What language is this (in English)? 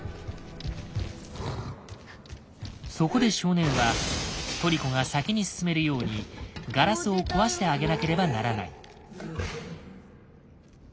Japanese